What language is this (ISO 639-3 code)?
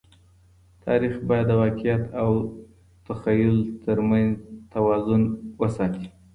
pus